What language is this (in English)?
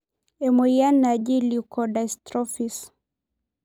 Masai